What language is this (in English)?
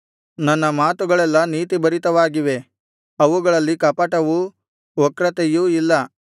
Kannada